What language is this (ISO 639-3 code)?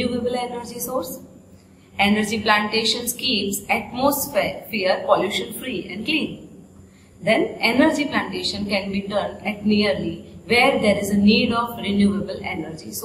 eng